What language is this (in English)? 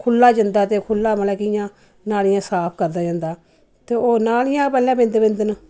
Dogri